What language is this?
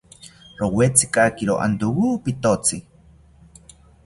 South Ucayali Ashéninka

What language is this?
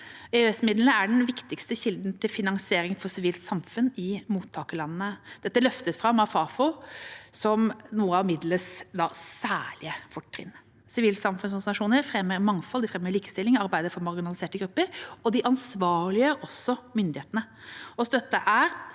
Norwegian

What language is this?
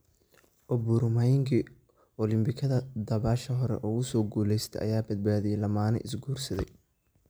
Somali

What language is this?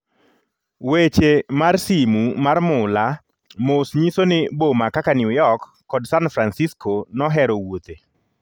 Luo (Kenya and Tanzania)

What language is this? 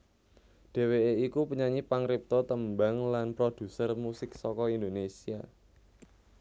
Javanese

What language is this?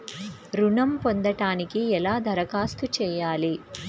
Telugu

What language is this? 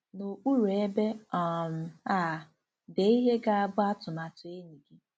Igbo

